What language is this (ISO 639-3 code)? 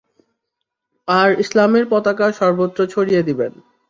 ben